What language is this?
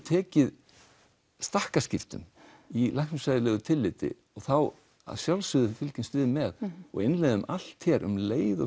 Icelandic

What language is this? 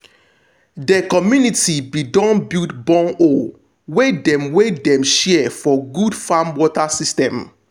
Nigerian Pidgin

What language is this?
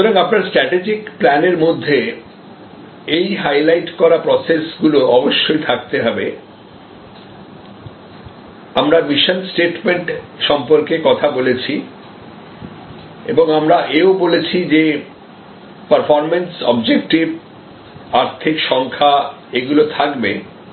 Bangla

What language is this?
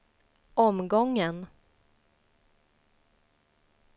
Swedish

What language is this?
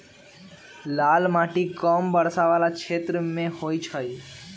Magahi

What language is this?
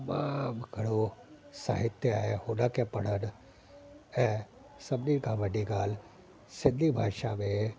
Sindhi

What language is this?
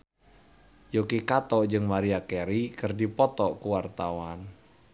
Sundanese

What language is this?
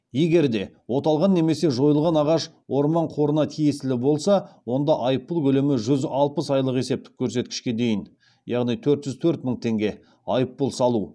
Kazakh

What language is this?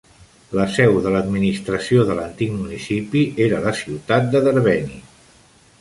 Catalan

